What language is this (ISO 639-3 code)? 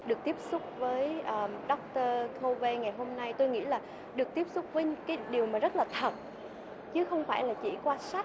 vie